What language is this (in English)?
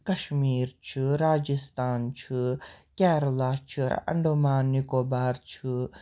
Kashmiri